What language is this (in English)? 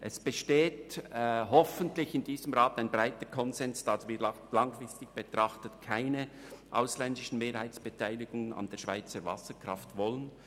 Swiss German